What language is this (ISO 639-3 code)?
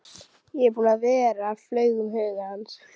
isl